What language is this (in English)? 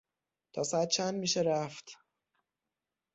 Persian